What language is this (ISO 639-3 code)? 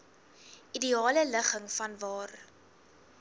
afr